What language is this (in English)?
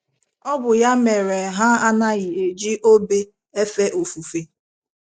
Igbo